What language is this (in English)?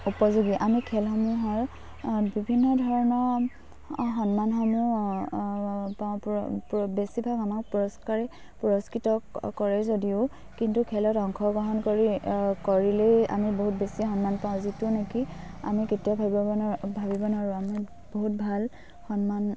Assamese